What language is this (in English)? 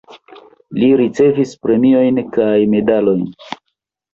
Esperanto